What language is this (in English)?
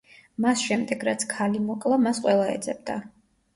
Georgian